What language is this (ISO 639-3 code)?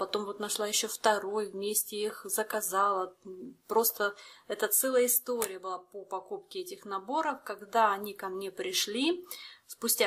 rus